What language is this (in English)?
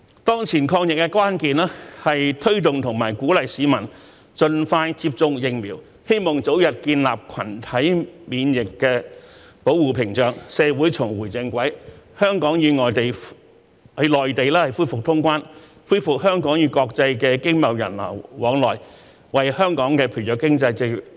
Cantonese